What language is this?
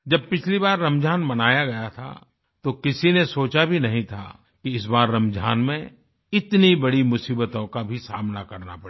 Hindi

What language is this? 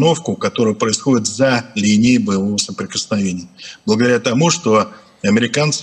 Russian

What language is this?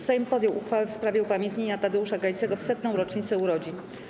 Polish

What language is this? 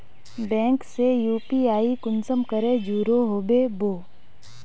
Magahi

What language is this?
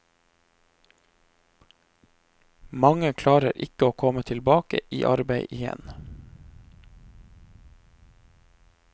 Norwegian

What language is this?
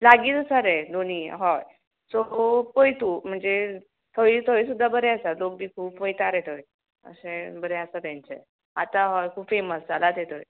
Konkani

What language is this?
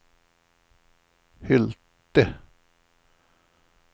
Swedish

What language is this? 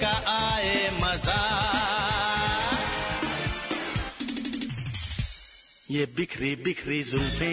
Hindi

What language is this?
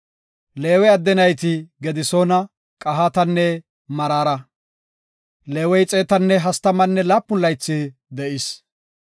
Gofa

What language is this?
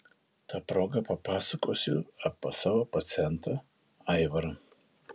Lithuanian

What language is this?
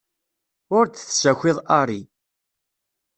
Kabyle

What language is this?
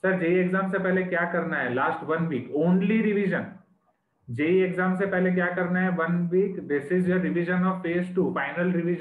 Hindi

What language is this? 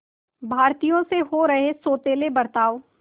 Hindi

